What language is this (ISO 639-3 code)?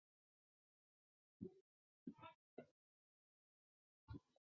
zho